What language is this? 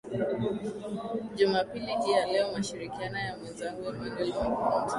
Swahili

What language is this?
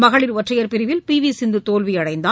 Tamil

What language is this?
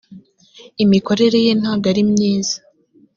Kinyarwanda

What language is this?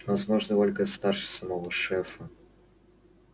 Russian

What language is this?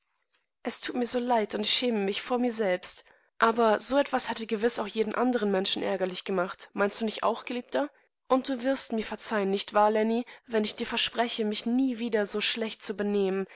German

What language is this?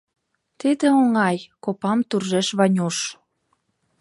Mari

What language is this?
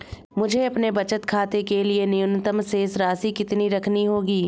Hindi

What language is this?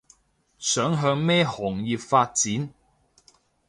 Cantonese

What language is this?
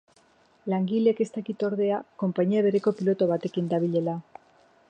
Basque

